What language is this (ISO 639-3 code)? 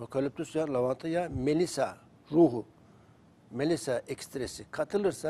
tur